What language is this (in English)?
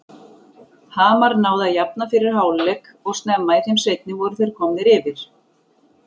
Icelandic